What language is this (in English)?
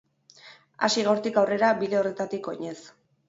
Basque